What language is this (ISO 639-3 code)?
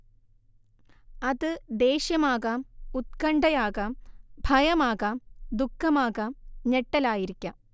mal